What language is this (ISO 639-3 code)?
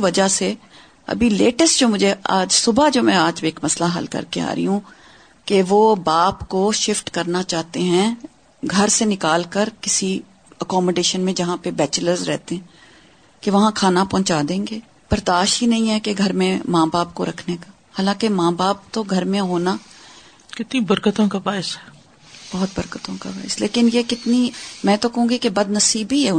urd